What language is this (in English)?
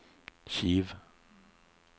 Norwegian